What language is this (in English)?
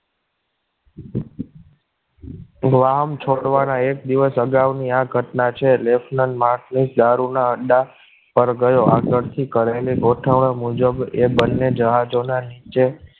Gujarati